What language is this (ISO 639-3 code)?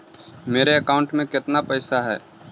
mag